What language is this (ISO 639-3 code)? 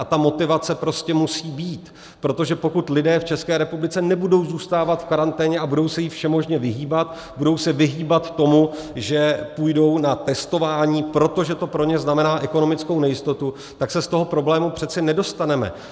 ces